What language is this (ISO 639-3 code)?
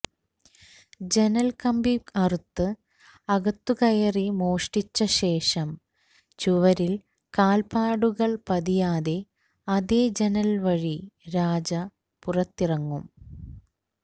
mal